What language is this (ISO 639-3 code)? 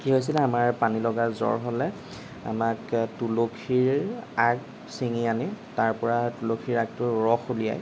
asm